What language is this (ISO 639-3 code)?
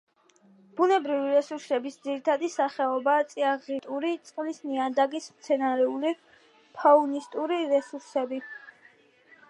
kat